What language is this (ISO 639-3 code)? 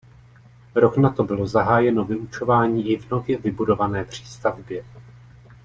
ces